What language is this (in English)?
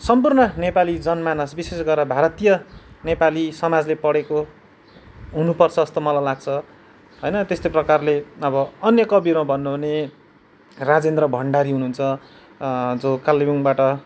Nepali